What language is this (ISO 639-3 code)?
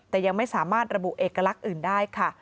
tha